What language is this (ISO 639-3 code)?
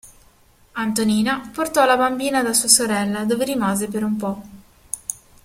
ita